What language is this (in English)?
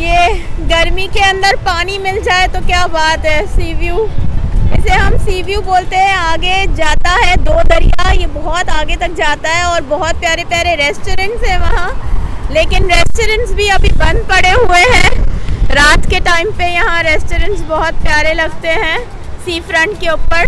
Hindi